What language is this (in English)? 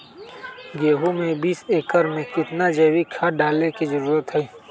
Magahi